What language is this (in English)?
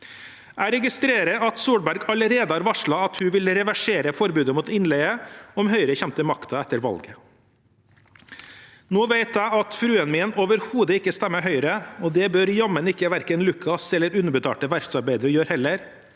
Norwegian